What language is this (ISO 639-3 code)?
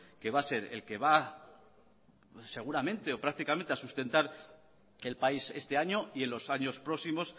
spa